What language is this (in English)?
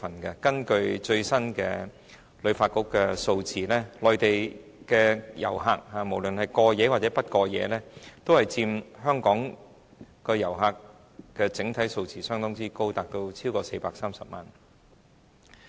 Cantonese